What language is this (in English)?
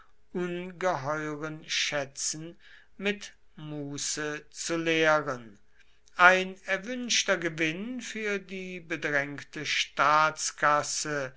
German